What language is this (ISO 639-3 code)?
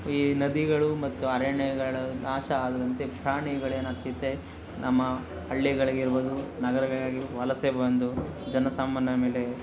kan